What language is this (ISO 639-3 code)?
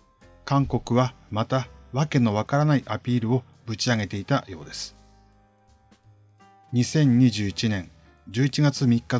jpn